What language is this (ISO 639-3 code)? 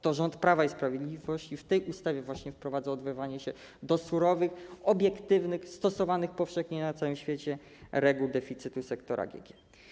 pol